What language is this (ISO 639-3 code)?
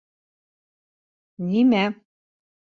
bak